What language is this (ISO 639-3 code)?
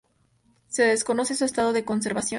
spa